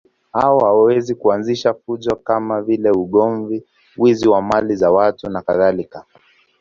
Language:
Swahili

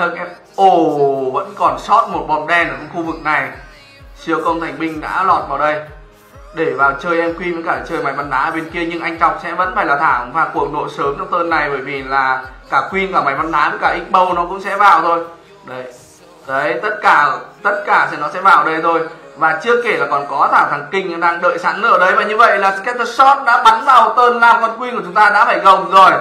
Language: Vietnamese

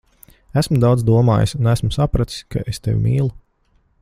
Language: Latvian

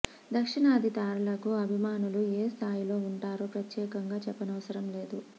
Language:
Telugu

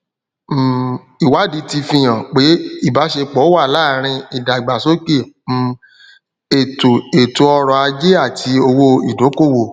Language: Yoruba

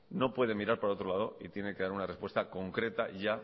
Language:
Spanish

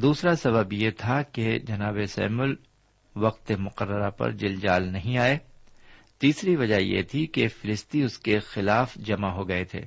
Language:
Urdu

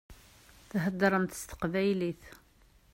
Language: Kabyle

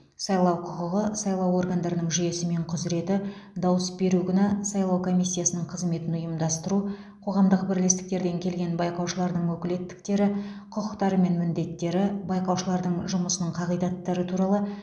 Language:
Kazakh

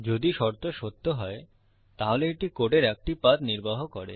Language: Bangla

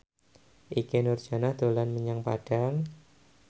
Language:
Javanese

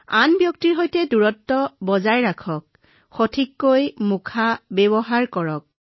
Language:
Assamese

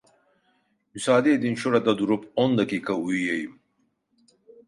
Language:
Turkish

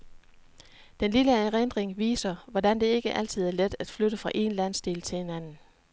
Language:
Danish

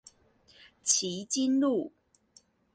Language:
Chinese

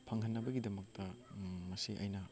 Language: Manipuri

